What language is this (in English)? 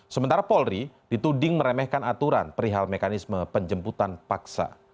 Indonesian